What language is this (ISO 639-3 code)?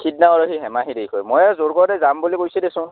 asm